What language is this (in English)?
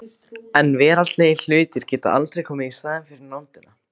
Icelandic